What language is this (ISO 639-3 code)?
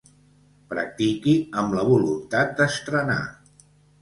cat